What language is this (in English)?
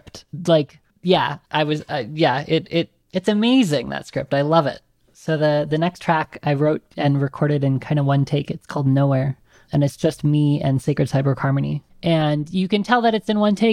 English